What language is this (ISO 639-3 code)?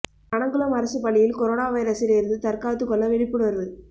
tam